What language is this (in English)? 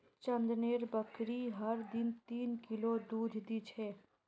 Magahi